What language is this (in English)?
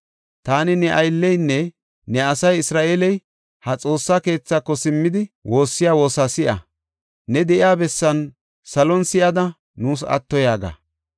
Gofa